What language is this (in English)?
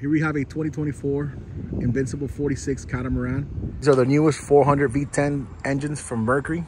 English